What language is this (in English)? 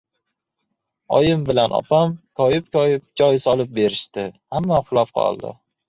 Uzbek